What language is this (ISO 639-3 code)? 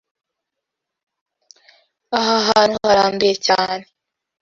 kin